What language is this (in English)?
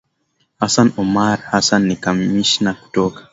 Swahili